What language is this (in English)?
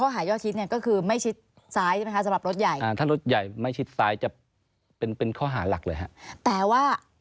Thai